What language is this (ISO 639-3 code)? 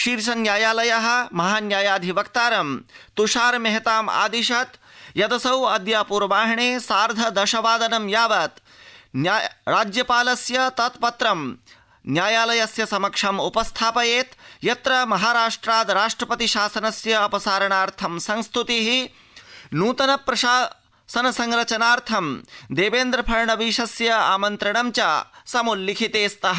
san